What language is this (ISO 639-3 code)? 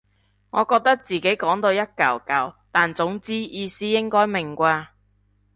yue